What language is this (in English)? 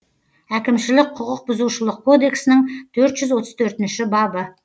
Kazakh